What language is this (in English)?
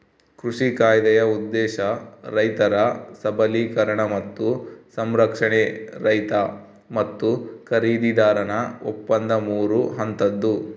Kannada